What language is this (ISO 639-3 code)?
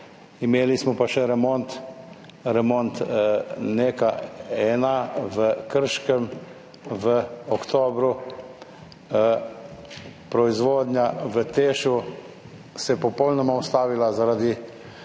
slv